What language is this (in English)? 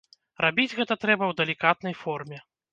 Belarusian